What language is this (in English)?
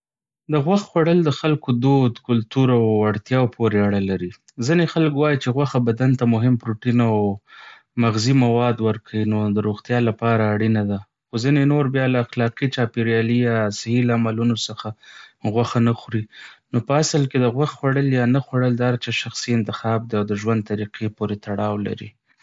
Pashto